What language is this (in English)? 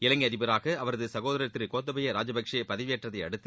Tamil